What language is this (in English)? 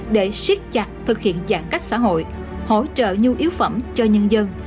Vietnamese